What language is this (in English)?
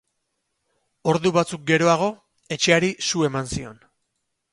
Basque